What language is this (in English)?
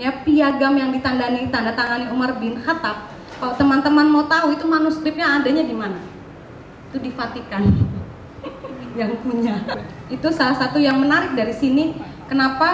Indonesian